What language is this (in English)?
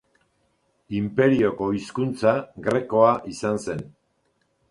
Basque